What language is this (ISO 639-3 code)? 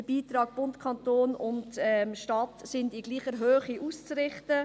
gsw